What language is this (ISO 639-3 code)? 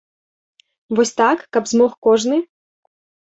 bel